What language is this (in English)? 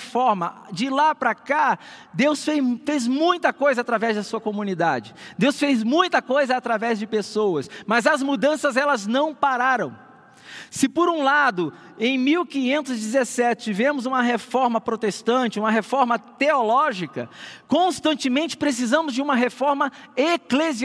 Portuguese